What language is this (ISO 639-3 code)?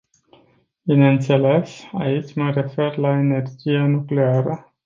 ron